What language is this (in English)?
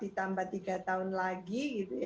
Indonesian